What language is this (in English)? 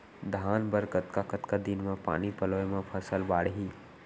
Chhattisgarhi